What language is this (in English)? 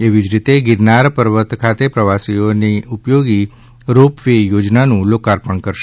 Gujarati